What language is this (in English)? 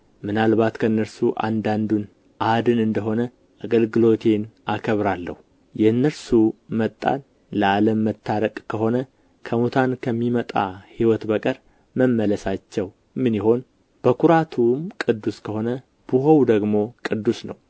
Amharic